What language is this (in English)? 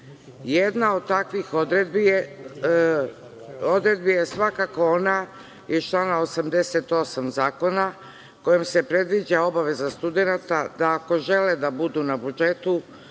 Serbian